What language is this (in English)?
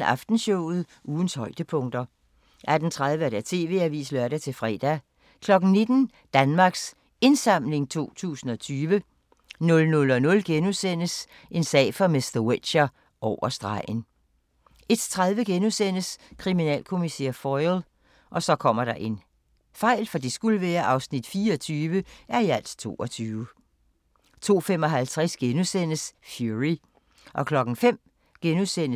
Danish